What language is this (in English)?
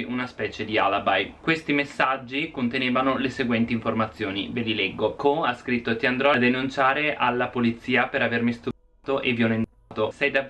Italian